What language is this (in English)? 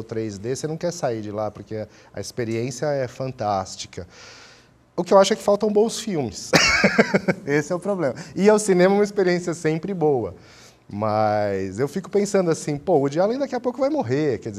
Portuguese